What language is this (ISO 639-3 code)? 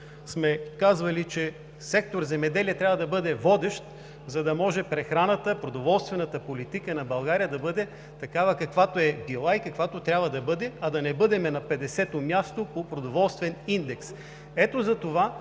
bul